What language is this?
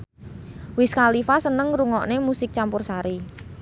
Javanese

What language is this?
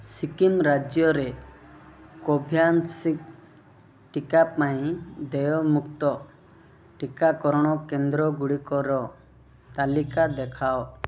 Odia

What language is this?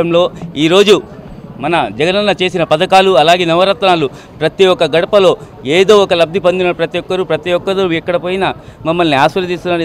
Telugu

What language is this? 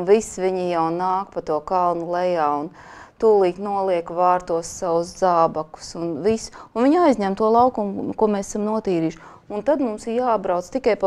Latvian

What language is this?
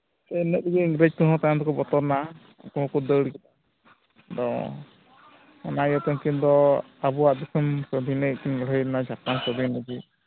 Santali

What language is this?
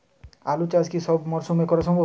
Bangla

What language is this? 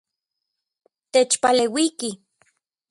Central Puebla Nahuatl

